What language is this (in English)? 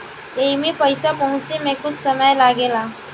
Bhojpuri